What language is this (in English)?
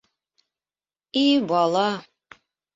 Bashkir